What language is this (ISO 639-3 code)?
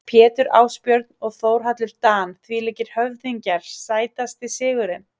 isl